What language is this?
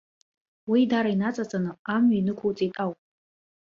Abkhazian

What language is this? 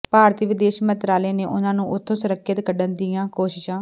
Punjabi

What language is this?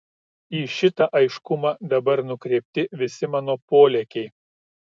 Lithuanian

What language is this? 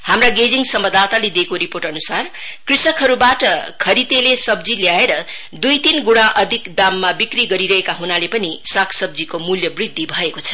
Nepali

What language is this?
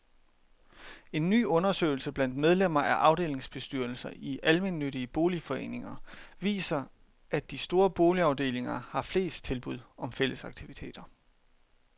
Danish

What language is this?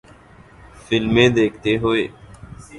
Urdu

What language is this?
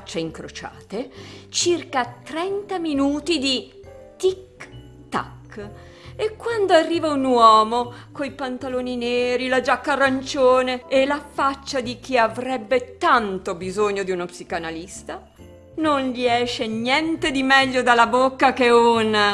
Italian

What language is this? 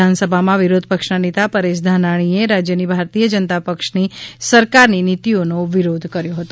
Gujarati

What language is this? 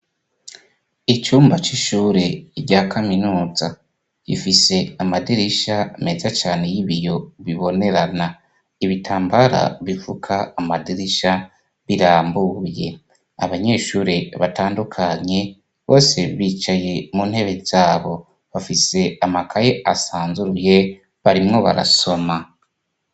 Rundi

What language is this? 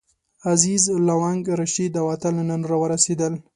Pashto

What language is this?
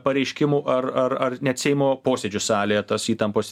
Lithuanian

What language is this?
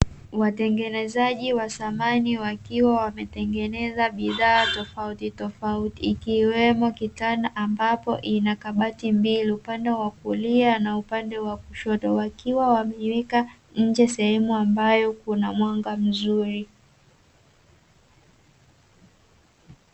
Swahili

